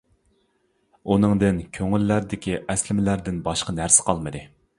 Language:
Uyghur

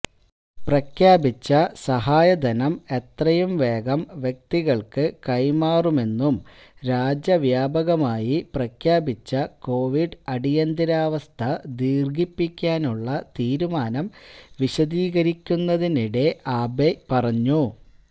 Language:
Malayalam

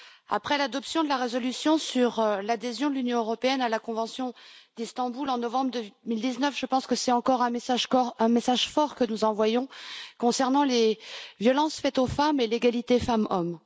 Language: French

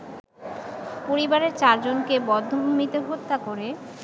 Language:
Bangla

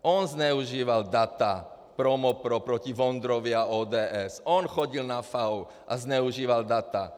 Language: Czech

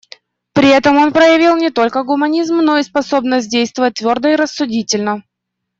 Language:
Russian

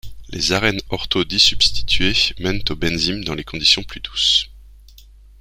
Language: French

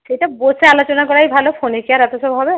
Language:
Bangla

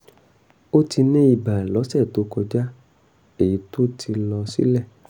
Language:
Yoruba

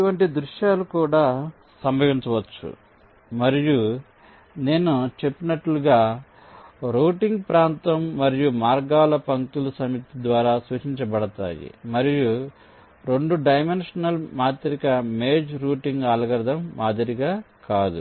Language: Telugu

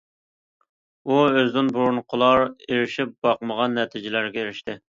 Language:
Uyghur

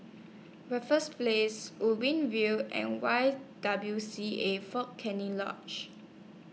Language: English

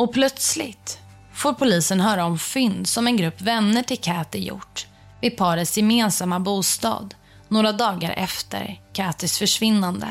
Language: Swedish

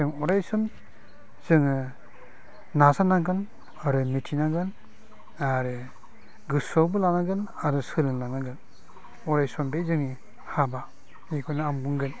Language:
Bodo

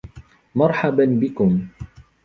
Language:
Arabic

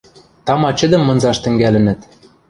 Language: Western Mari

